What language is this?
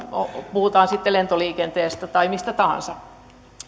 Finnish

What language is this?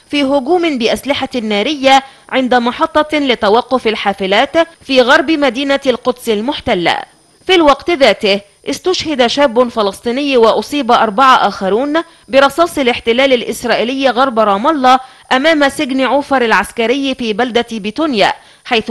Arabic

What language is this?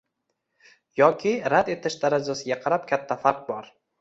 Uzbek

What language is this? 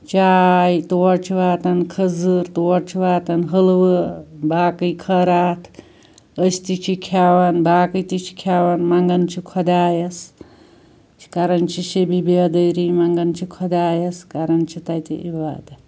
Kashmiri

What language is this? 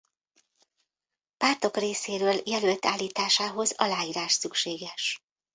Hungarian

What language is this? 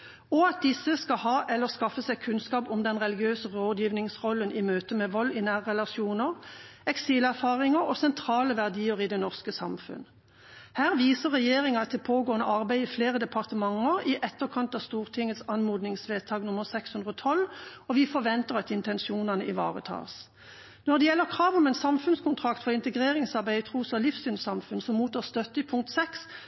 Norwegian Bokmål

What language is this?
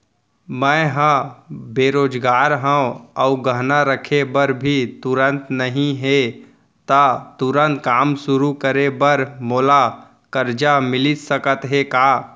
Chhattisgarhi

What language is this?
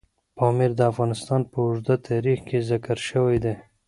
Pashto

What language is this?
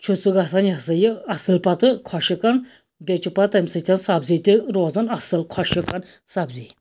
Kashmiri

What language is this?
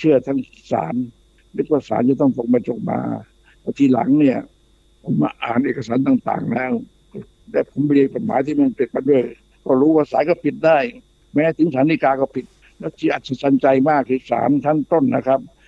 Thai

